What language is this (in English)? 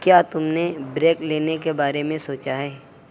Urdu